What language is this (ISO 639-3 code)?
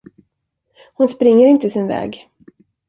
swe